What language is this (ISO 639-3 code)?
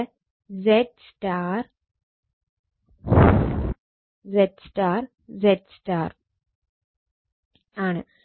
mal